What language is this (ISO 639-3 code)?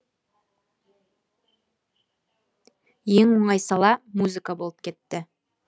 kaz